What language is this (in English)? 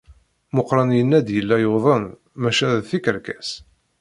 Kabyle